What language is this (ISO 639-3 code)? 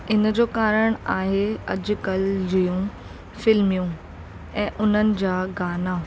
snd